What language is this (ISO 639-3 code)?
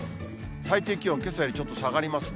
jpn